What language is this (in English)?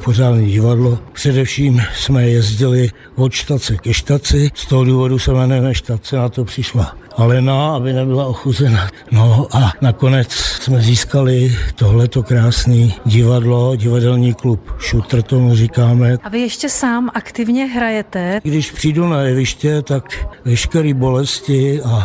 Czech